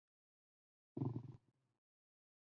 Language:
Chinese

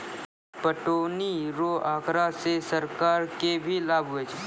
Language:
Maithili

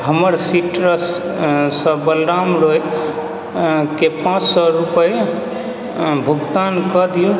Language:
Maithili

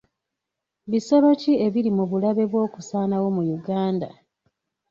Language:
Ganda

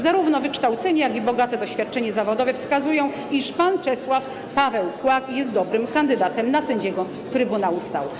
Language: Polish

